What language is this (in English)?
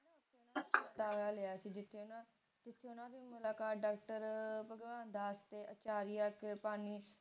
Punjabi